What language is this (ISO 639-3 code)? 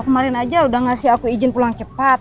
ind